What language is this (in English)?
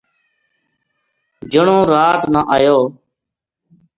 Gujari